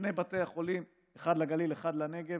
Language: Hebrew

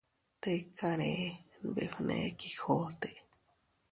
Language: Teutila Cuicatec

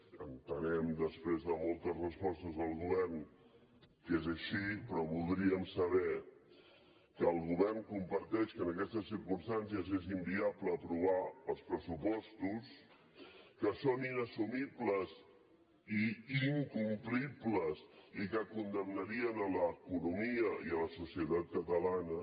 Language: Catalan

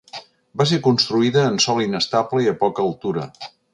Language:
Catalan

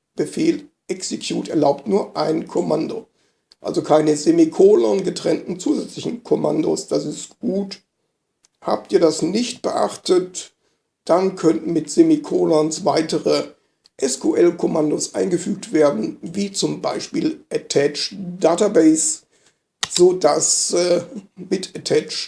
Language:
German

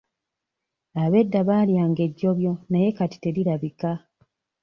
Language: Ganda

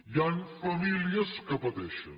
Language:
Catalan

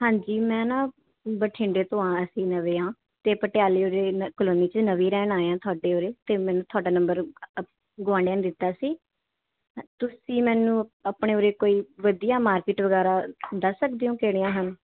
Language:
Punjabi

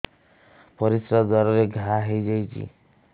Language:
Odia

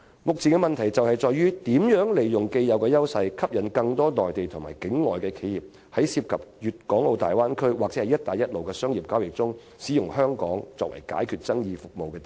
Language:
Cantonese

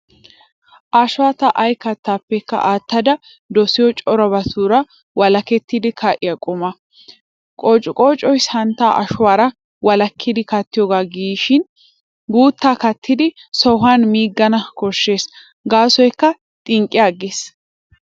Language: Wolaytta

